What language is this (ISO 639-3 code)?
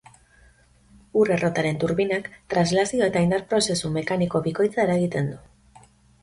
eus